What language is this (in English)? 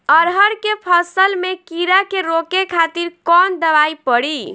Bhojpuri